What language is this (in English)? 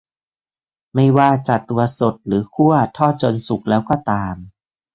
Thai